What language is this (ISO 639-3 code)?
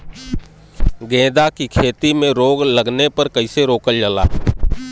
bho